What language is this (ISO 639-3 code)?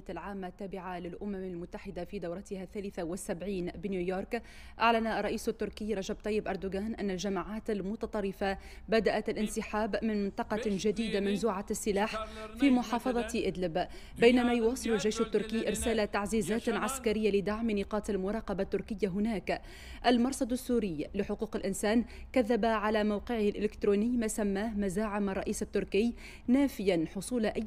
ara